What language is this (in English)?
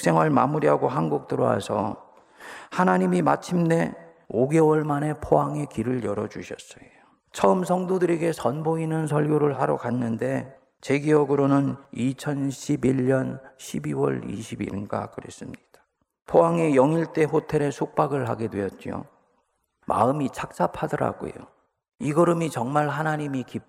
Korean